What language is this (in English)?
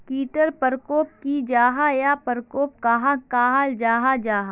Magahi